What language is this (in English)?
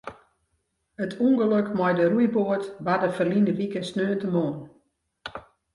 Western Frisian